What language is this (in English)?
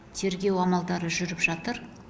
Kazakh